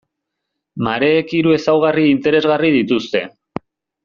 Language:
Basque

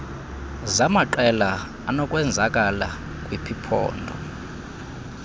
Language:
Xhosa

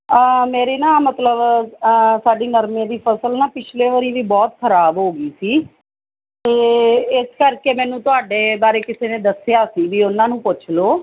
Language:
Punjabi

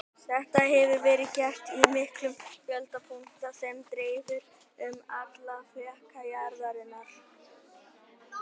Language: Icelandic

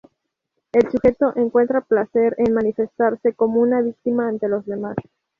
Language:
Spanish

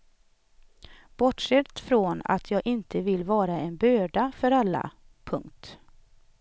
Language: Swedish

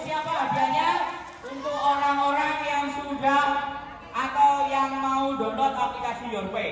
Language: Indonesian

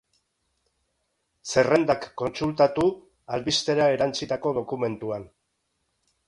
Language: Basque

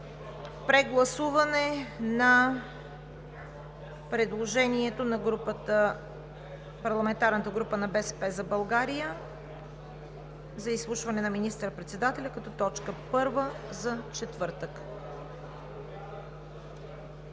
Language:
Bulgarian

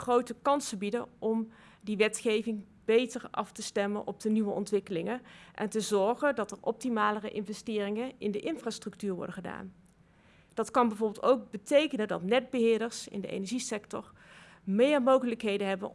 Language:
Dutch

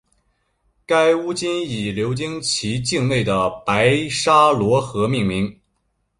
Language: Chinese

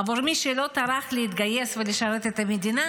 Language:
Hebrew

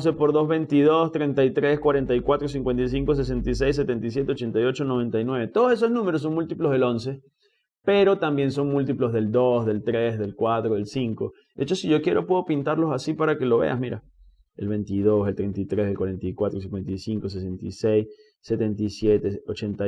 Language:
Spanish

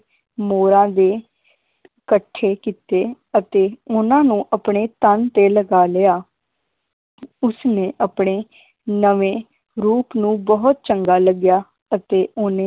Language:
Punjabi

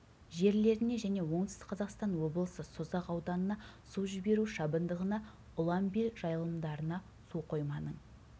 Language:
Kazakh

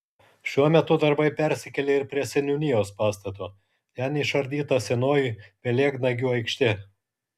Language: Lithuanian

